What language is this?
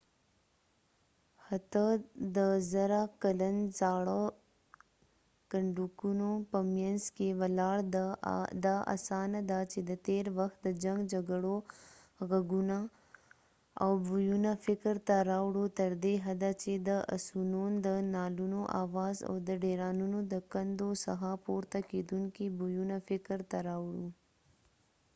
Pashto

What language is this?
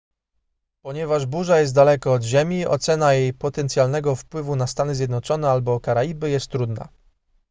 Polish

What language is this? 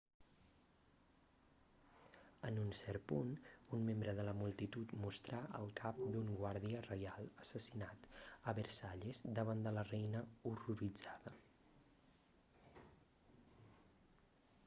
Catalan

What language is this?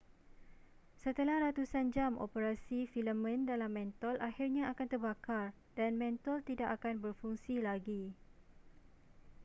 Malay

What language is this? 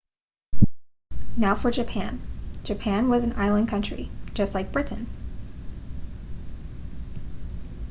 English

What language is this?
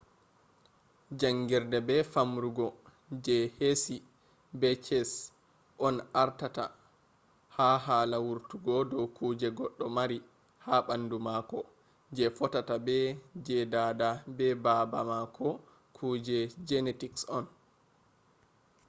Fula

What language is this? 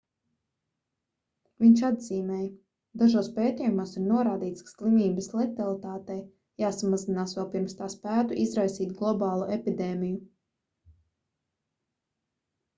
Latvian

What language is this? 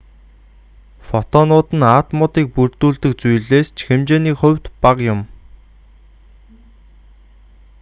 Mongolian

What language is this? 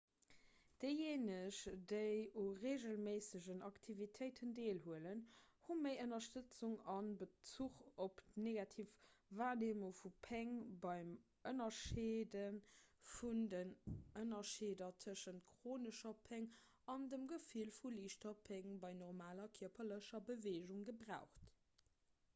Luxembourgish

